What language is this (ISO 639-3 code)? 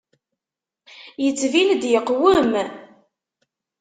kab